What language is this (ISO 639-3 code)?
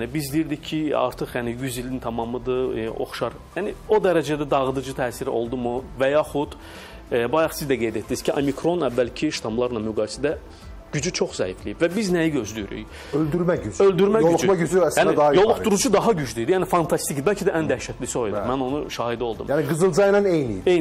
tur